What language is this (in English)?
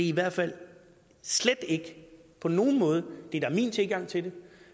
Danish